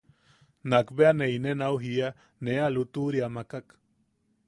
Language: Yaqui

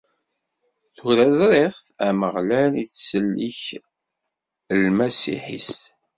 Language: Kabyle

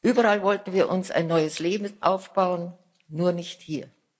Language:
German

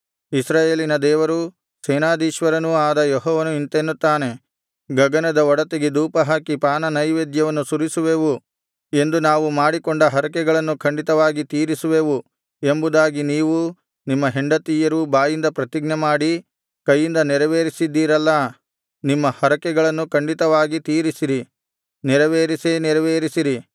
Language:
Kannada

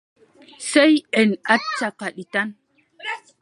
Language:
Adamawa Fulfulde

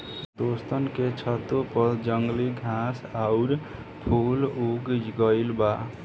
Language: Bhojpuri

